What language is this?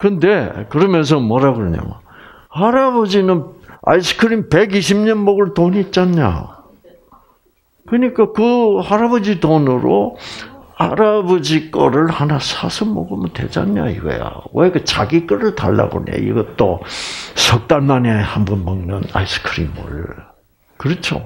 Korean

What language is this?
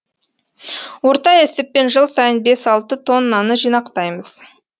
Kazakh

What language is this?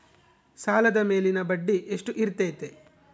Kannada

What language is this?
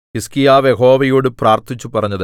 Malayalam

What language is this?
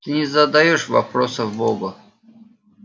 Russian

